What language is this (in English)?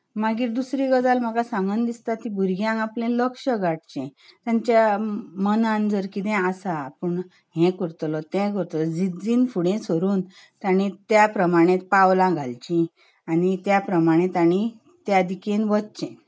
Konkani